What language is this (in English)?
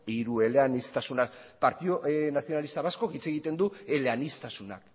Basque